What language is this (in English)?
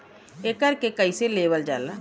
Bhojpuri